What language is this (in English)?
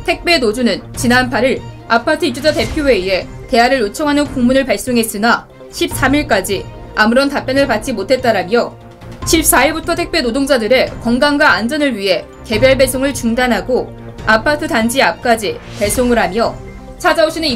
Korean